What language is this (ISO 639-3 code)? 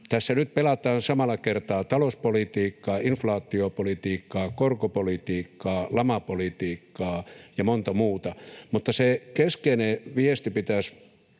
fin